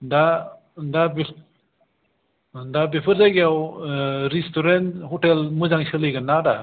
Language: Bodo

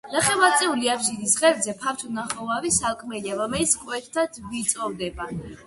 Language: Georgian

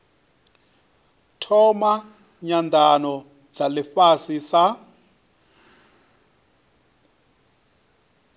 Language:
Venda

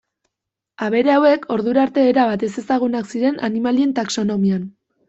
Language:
Basque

